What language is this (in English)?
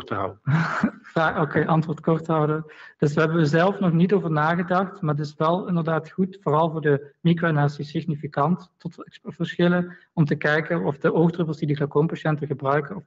Dutch